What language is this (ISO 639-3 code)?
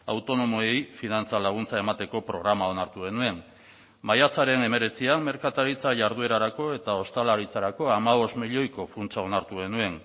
eus